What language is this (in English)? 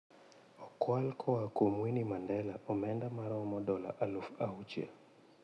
Luo (Kenya and Tanzania)